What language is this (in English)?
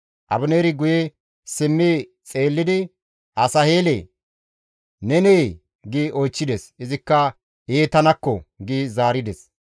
Gamo